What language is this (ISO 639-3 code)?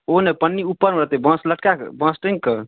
mai